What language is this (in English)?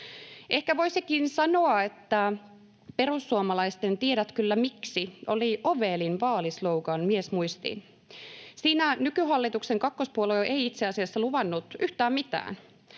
Finnish